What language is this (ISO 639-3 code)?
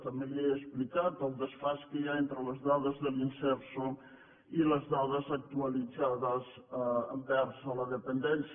cat